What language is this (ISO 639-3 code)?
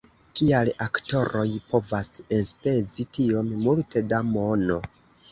epo